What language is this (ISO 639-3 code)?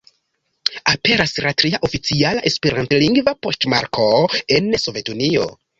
epo